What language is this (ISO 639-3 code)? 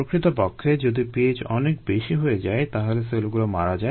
ben